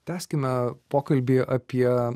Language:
Lithuanian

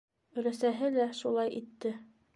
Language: Bashkir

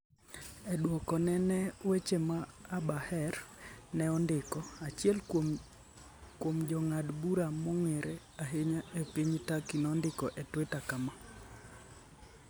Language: Luo (Kenya and Tanzania)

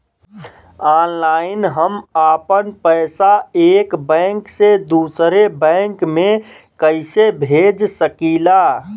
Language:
Bhojpuri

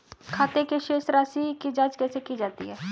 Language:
Hindi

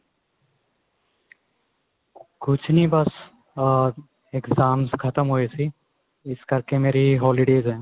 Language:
Punjabi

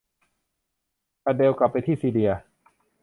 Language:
Thai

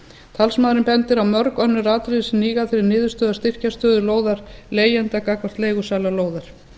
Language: Icelandic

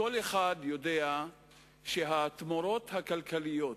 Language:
Hebrew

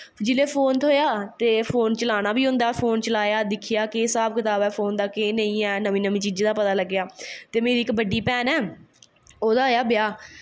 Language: Dogri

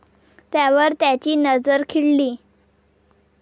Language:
Marathi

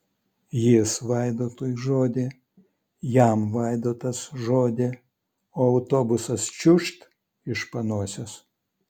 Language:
Lithuanian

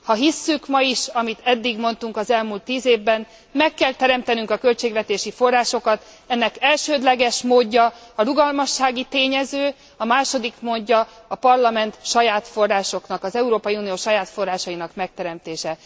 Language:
Hungarian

